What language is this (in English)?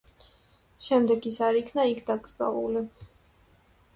Georgian